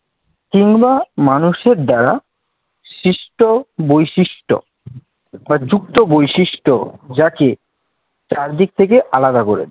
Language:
Bangla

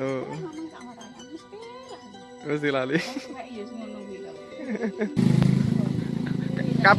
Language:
Indonesian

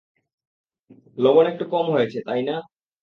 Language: Bangla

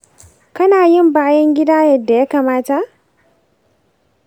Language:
Hausa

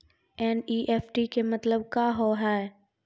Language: Maithili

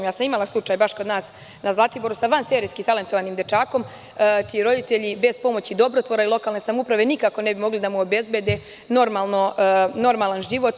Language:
Serbian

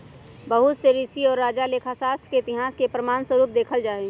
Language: Magahi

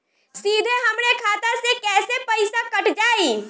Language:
Bhojpuri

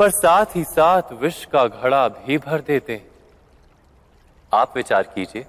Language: Hindi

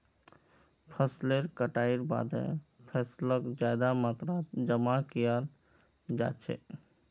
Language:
Magahi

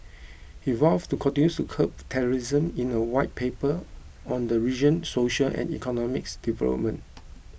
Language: English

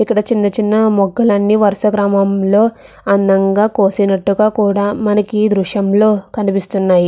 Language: Telugu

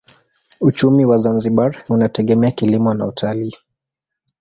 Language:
Swahili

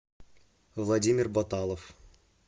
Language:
Russian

